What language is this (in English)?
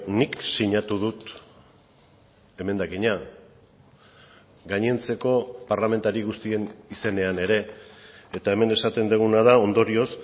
Basque